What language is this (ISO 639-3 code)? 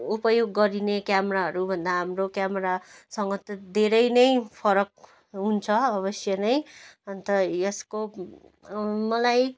nep